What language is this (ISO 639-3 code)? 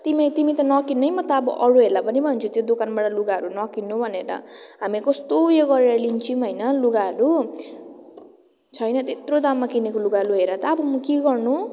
nep